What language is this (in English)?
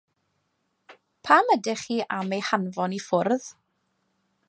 Welsh